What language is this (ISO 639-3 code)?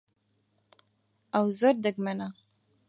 ckb